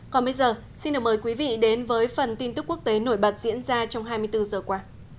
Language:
Vietnamese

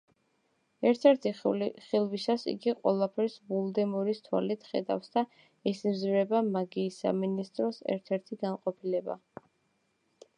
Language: Georgian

